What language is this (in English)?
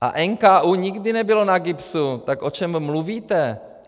Czech